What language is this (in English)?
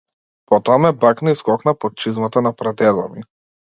Macedonian